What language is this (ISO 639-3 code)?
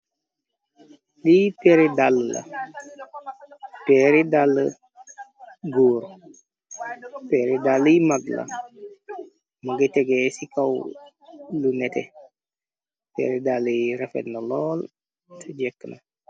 wol